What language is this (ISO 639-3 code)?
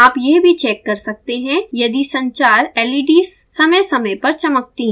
hin